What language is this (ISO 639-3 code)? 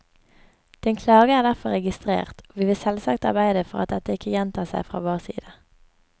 nor